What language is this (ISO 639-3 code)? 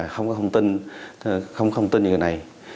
vie